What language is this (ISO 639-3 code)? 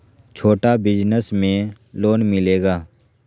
mag